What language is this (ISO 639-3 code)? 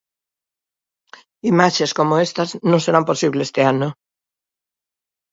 glg